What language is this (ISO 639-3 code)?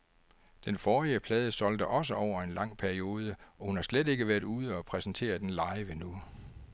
dan